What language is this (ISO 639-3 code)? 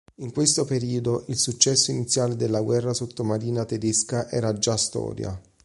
ita